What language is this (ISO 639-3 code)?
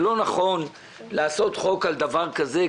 heb